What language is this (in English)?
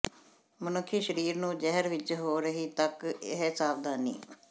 Punjabi